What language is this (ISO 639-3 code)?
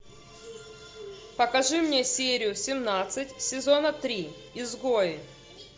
rus